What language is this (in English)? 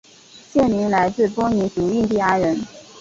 Chinese